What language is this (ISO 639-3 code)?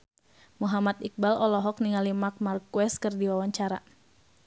sun